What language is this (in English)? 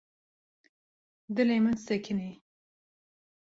Kurdish